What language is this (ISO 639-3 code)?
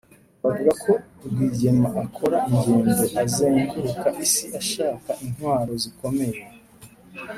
kin